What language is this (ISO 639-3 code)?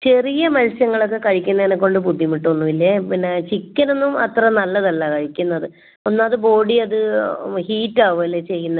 mal